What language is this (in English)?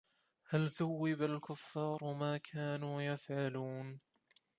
Arabic